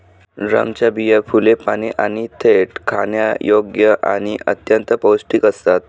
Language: Marathi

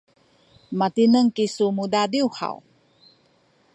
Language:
Sakizaya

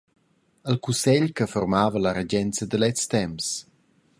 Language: Romansh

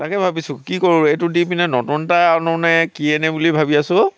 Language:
Assamese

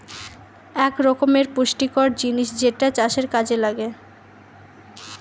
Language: Bangla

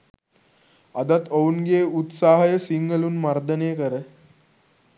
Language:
Sinhala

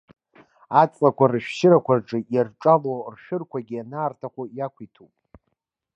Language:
Abkhazian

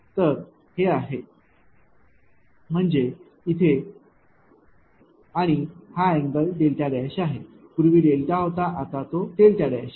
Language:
Marathi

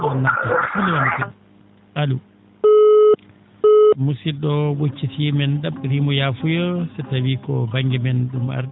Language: Fula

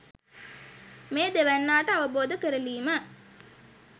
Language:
Sinhala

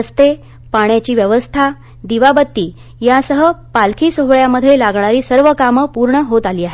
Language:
Marathi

